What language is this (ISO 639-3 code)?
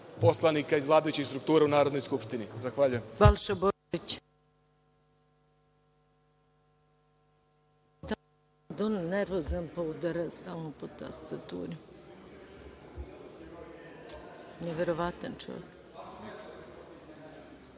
srp